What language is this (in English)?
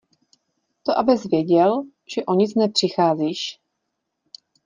Czech